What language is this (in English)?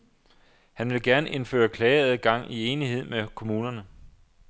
Danish